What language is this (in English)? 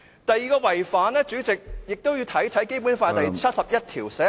Cantonese